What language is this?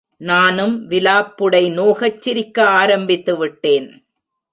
Tamil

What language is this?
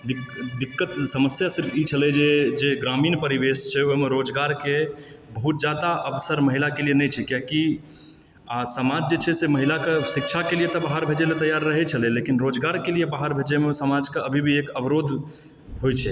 Maithili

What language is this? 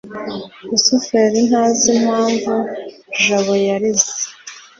Kinyarwanda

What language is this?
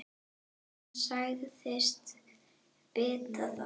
Icelandic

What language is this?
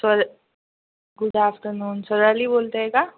Marathi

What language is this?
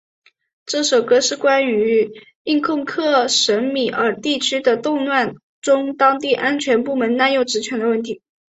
Chinese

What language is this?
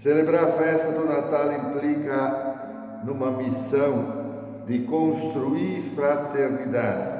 Portuguese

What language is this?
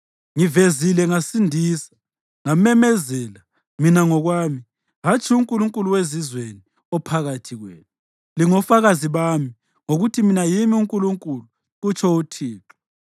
North Ndebele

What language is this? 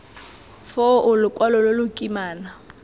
Tswana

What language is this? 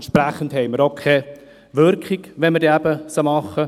Swiss German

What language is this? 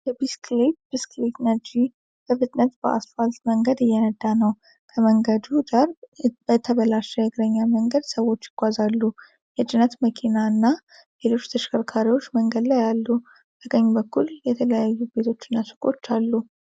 Amharic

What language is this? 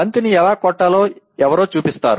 Telugu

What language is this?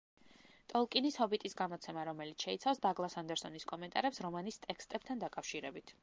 Georgian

